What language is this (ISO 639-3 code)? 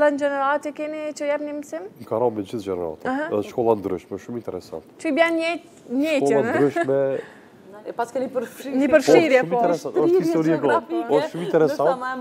ron